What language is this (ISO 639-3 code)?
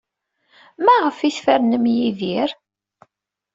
kab